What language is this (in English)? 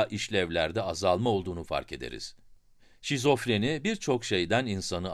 Turkish